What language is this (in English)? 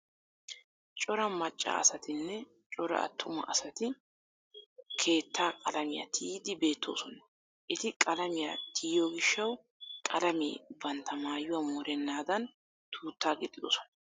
Wolaytta